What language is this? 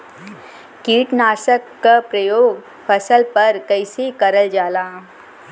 Bhojpuri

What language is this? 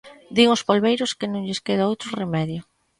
Galician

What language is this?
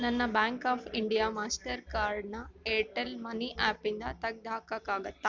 Kannada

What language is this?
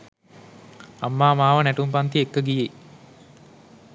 Sinhala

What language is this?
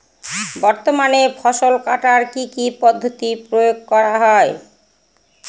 Bangla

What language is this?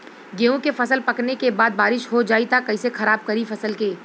Bhojpuri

